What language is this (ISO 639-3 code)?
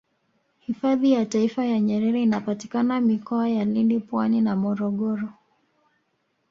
swa